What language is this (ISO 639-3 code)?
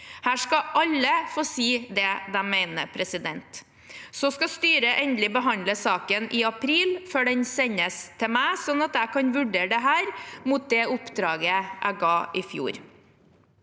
nor